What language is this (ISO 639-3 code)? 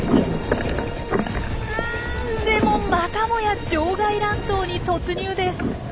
jpn